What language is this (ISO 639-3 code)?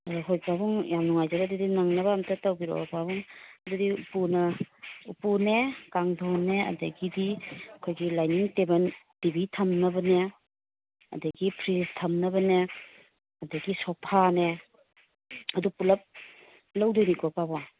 mni